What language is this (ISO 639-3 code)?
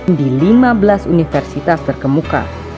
ind